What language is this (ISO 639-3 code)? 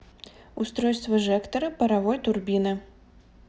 rus